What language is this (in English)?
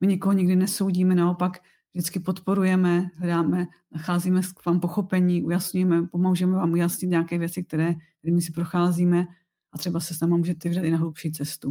Czech